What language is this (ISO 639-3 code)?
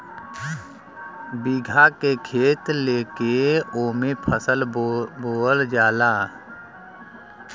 bho